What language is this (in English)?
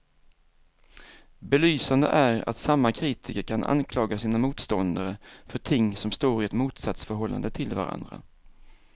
Swedish